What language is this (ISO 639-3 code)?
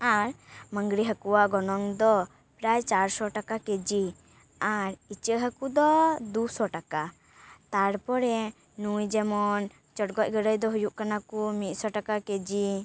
sat